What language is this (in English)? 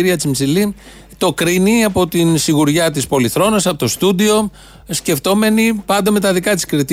Greek